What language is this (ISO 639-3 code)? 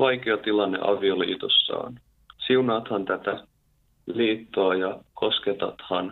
fin